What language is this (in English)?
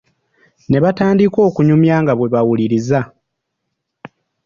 Ganda